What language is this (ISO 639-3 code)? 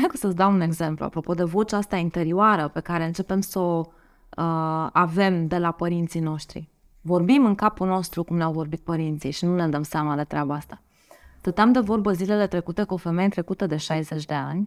ron